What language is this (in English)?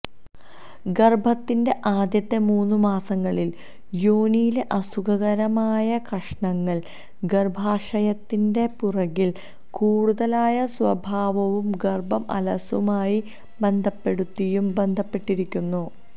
Malayalam